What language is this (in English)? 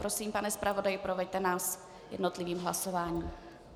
Czech